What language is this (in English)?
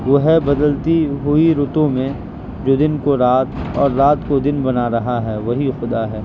Urdu